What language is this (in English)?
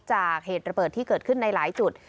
Thai